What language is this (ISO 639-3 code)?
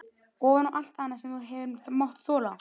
isl